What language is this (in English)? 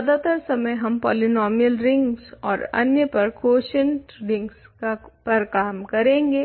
Hindi